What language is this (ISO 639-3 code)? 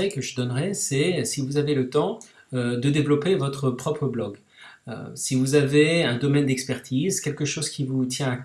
fra